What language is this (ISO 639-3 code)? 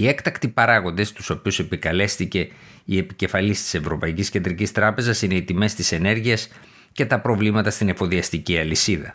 ell